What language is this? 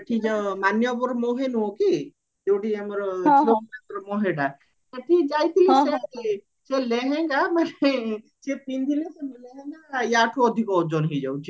Odia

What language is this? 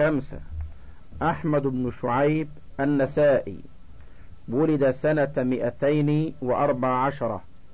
Arabic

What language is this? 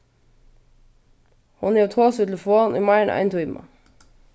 Faroese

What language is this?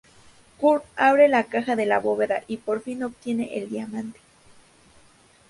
Spanish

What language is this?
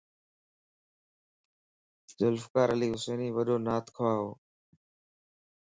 Lasi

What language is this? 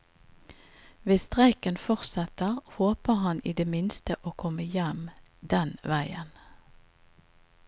Norwegian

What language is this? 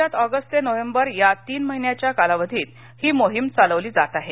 Marathi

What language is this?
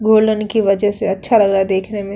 Hindi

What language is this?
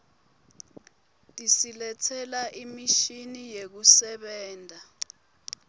Swati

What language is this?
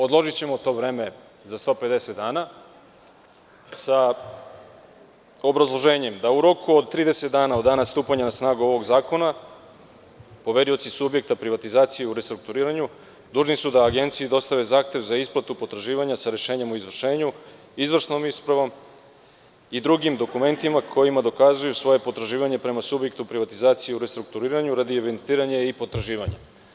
Serbian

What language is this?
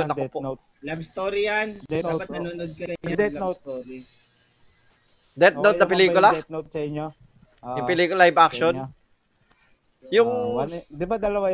Filipino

